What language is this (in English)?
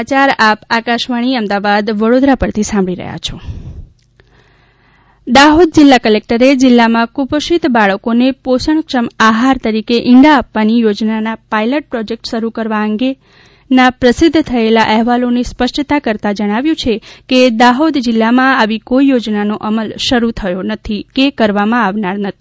Gujarati